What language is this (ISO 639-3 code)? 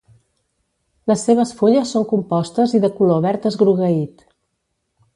cat